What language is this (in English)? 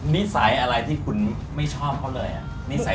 Thai